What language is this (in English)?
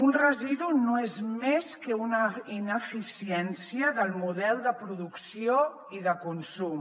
Catalan